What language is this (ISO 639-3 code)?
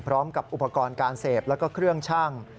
tha